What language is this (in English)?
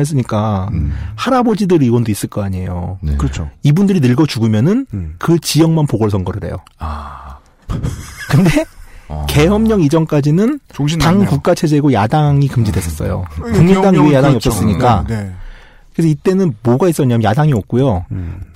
Korean